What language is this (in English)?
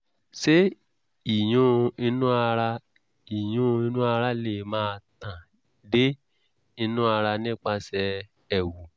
Yoruba